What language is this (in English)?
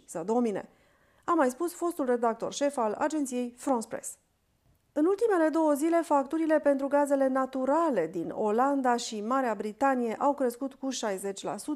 Romanian